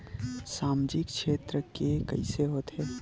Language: Chhattisgarhi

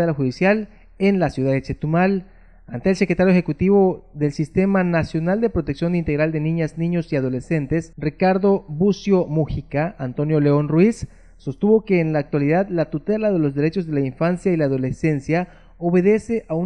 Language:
Spanish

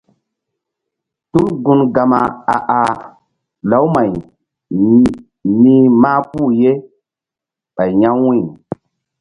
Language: Mbum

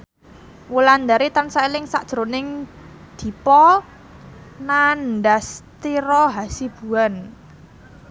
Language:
Javanese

